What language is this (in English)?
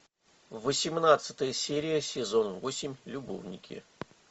Russian